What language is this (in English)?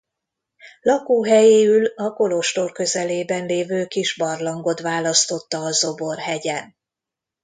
Hungarian